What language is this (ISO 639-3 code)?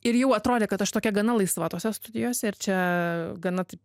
lit